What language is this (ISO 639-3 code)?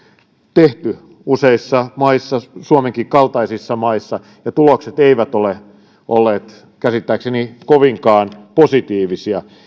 fin